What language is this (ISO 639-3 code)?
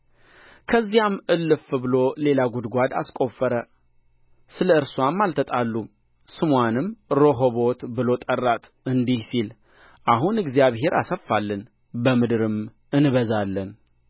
amh